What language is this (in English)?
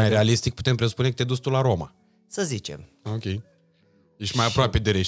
Romanian